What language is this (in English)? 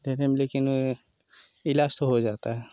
Hindi